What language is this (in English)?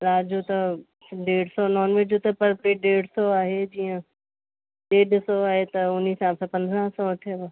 Sindhi